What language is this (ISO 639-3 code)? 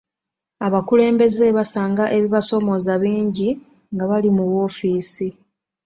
lug